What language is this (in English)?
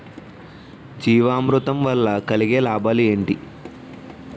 Telugu